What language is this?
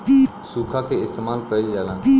Bhojpuri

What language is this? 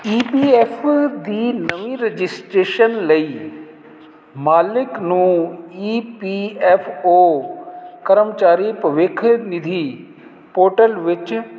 Punjabi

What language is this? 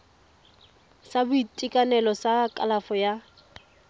Tswana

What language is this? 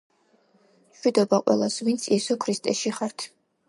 Georgian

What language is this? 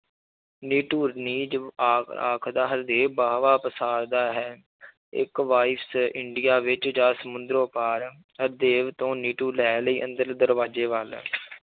Punjabi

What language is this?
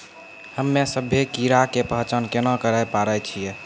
Maithili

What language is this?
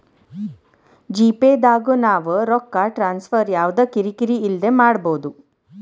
Kannada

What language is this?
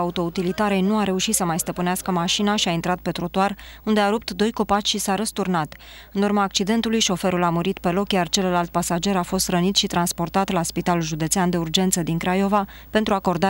Romanian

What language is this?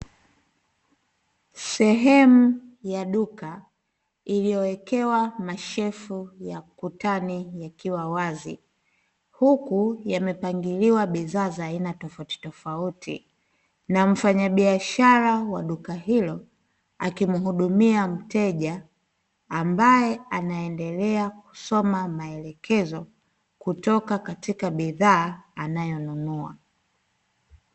Swahili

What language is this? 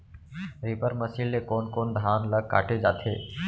Chhattisgarhi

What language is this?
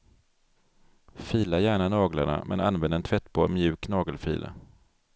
Swedish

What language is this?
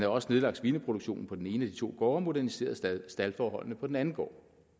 Danish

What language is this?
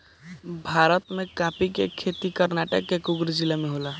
Bhojpuri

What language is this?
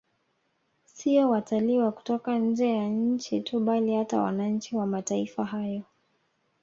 Swahili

